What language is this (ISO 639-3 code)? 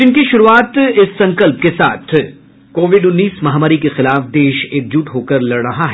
hin